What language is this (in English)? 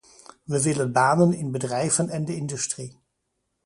Dutch